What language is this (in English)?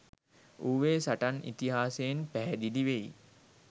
Sinhala